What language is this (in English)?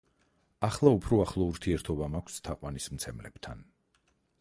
Georgian